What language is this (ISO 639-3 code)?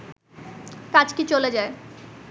ben